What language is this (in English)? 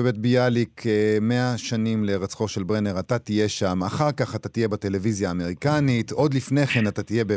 Hebrew